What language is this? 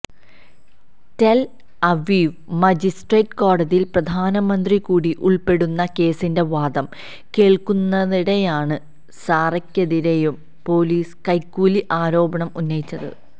Malayalam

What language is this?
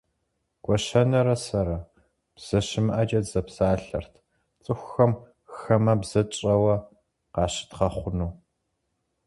Kabardian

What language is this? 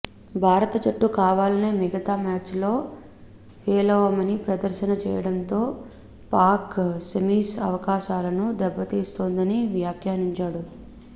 Telugu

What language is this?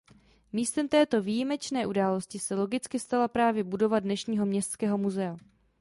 Czech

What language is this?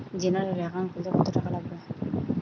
Bangla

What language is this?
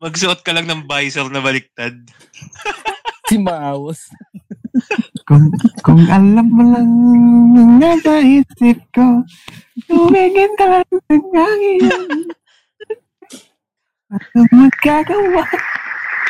Filipino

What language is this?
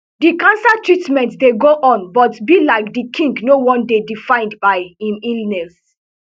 Nigerian Pidgin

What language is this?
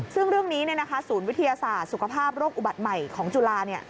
Thai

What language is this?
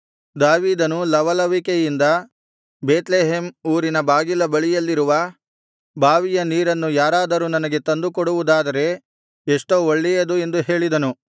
Kannada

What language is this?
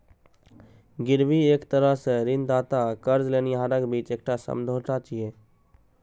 Maithili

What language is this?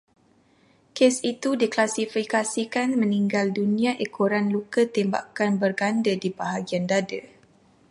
Malay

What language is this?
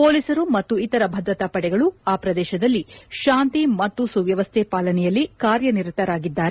Kannada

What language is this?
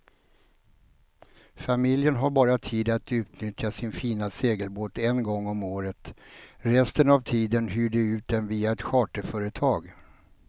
Swedish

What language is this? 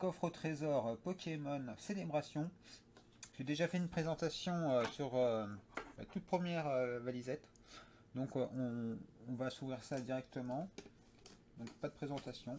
French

